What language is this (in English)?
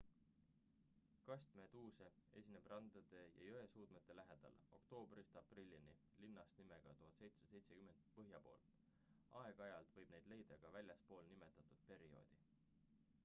Estonian